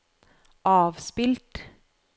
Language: Norwegian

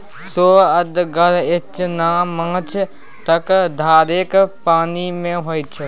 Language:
Maithili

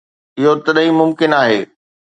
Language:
Sindhi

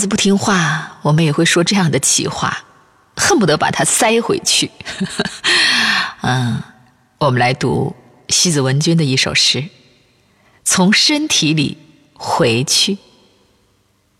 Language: Chinese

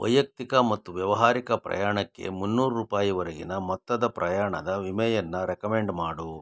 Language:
Kannada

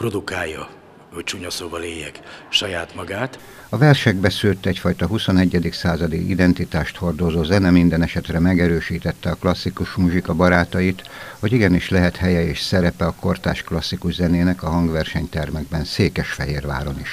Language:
Hungarian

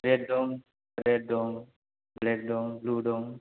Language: Bodo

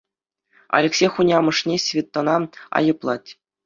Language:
Chuvash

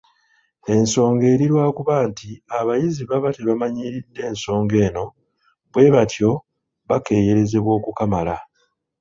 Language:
Ganda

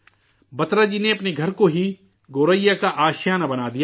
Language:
Urdu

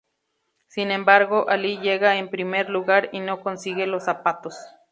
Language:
Spanish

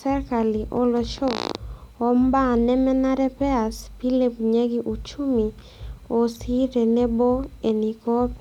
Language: Masai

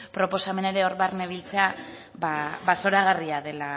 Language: Basque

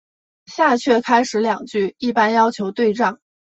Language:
Chinese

